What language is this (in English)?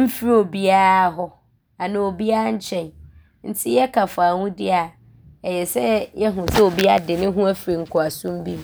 Abron